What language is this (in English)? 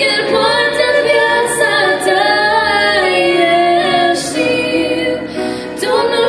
Romanian